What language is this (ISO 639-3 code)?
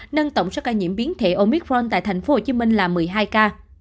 vie